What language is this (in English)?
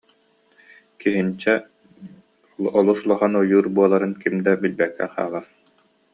Yakut